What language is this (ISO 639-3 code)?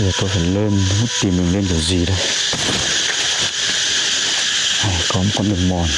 vie